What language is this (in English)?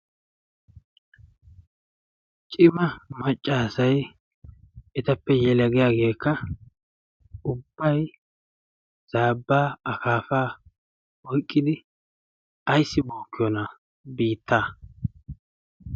Wolaytta